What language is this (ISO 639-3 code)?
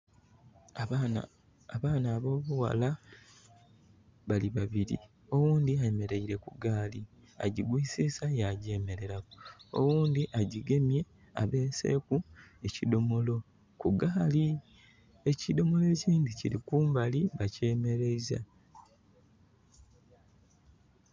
xog